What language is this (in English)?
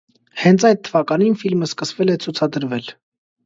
Armenian